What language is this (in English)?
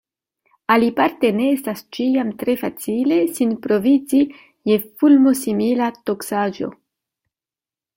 Esperanto